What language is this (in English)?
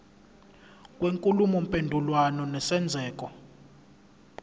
Zulu